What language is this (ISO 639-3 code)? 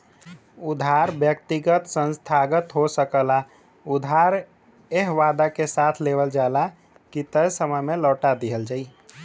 bho